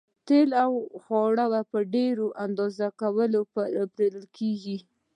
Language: Pashto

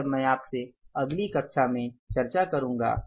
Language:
Hindi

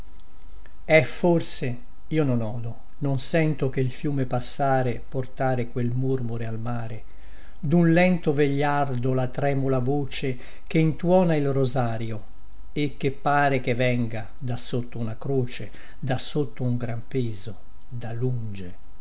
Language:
Italian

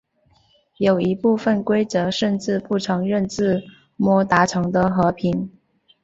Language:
Chinese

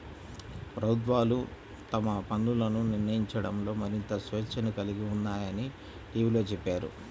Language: Telugu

